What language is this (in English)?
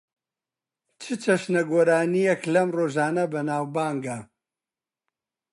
Central Kurdish